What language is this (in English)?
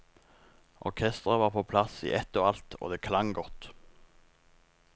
Norwegian